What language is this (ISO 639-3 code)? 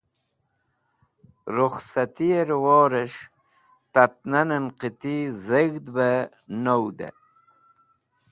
wbl